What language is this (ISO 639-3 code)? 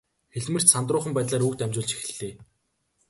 mon